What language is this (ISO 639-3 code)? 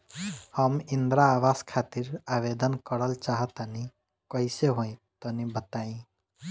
bho